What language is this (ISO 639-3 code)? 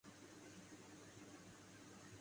urd